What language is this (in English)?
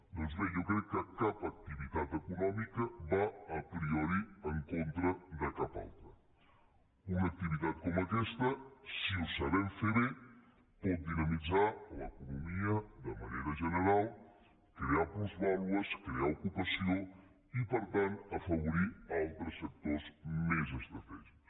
Catalan